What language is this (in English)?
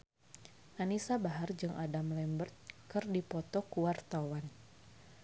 Sundanese